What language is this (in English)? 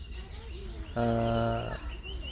Santali